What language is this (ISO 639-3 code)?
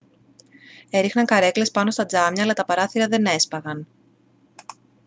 ell